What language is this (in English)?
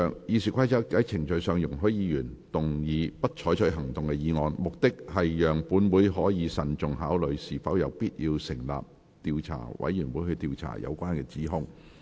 Cantonese